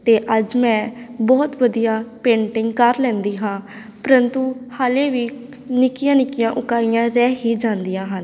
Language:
Punjabi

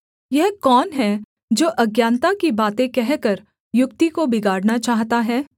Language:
Hindi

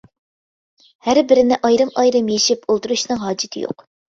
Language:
Uyghur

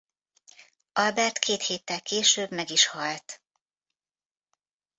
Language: Hungarian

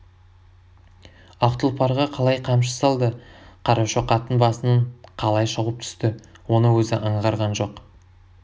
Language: Kazakh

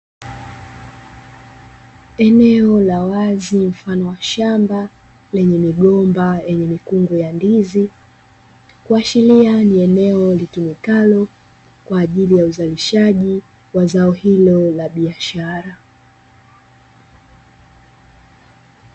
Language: Swahili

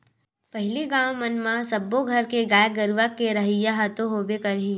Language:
Chhattisgarhi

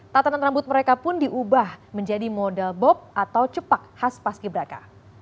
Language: Indonesian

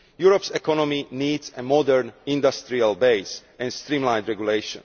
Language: English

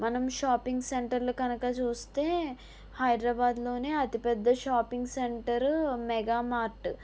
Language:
Telugu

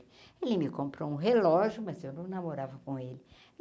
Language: Portuguese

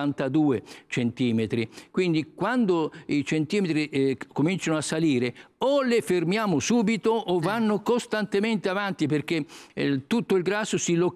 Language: Italian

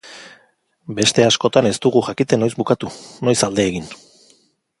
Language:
Basque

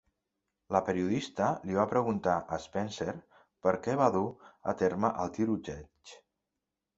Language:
Catalan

